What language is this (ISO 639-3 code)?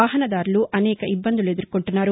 tel